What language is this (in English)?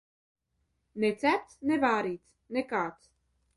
Latvian